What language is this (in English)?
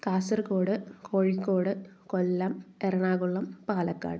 Malayalam